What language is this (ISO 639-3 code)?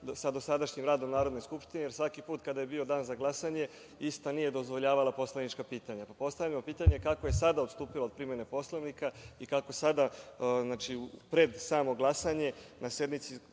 srp